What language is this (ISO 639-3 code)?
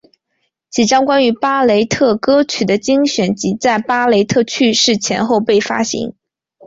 zho